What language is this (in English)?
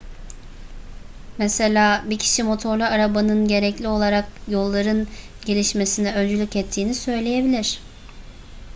Turkish